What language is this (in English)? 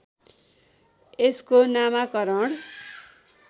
Nepali